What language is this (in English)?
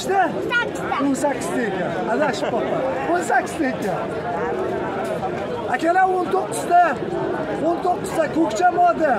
Turkish